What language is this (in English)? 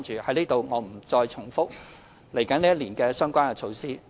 Cantonese